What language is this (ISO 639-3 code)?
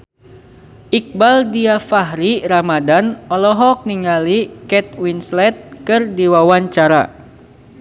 sun